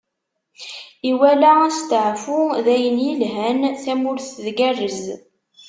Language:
Kabyle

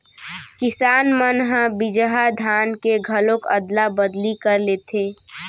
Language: Chhattisgarhi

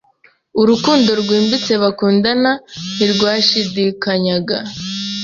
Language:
Kinyarwanda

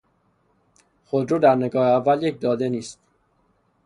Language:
Persian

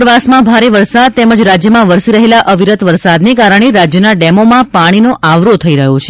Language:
Gujarati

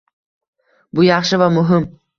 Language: Uzbek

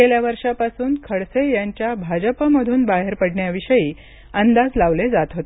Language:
Marathi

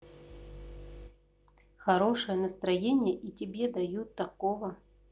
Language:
Russian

